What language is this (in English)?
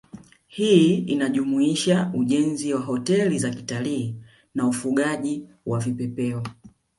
Swahili